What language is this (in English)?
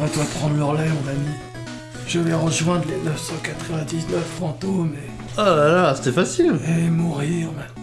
French